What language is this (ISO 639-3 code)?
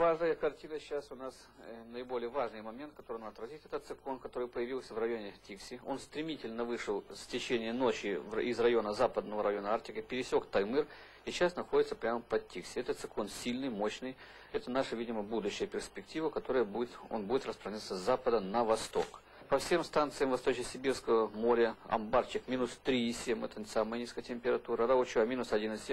rus